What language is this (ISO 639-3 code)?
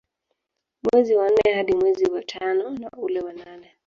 swa